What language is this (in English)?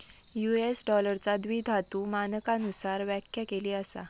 Marathi